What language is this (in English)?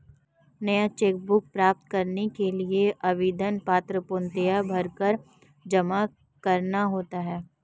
Hindi